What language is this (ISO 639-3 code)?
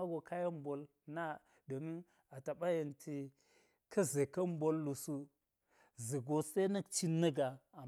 gyz